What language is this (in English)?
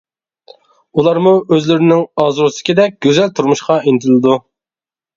Uyghur